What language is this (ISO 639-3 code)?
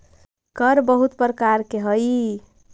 mag